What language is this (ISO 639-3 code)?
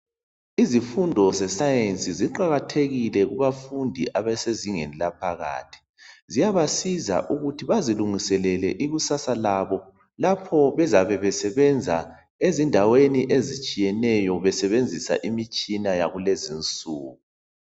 nde